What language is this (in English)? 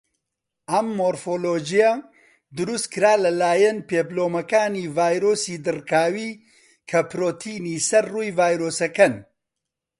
Central Kurdish